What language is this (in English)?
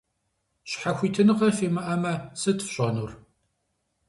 Kabardian